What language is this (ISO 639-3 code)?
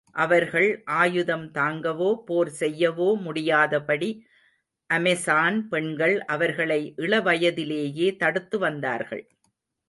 tam